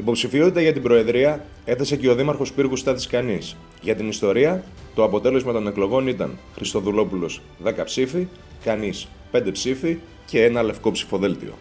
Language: Greek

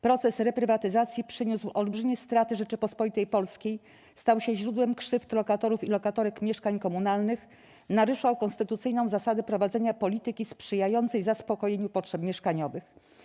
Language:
Polish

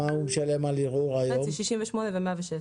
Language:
Hebrew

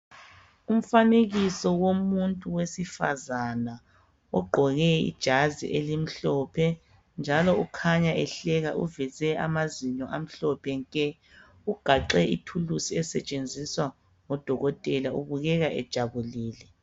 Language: North Ndebele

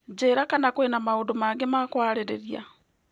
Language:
Kikuyu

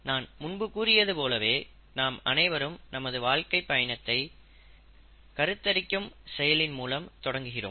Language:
Tamil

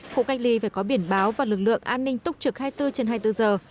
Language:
Vietnamese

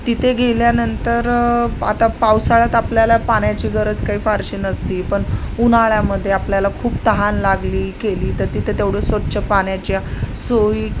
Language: Marathi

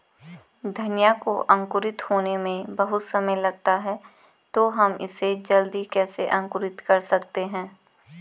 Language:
Hindi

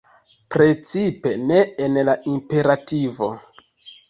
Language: Esperanto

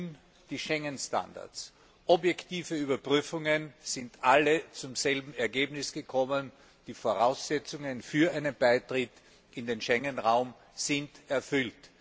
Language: German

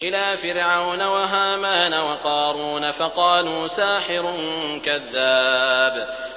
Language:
Arabic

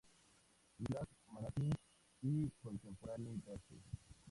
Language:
Spanish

